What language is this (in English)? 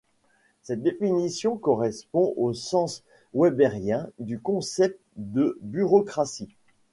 French